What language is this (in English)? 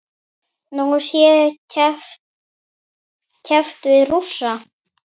Icelandic